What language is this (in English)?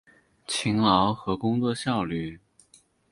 Chinese